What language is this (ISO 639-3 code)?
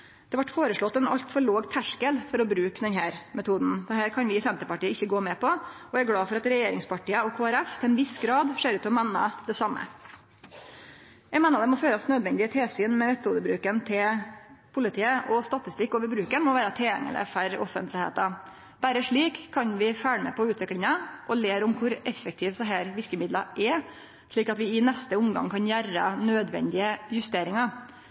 nno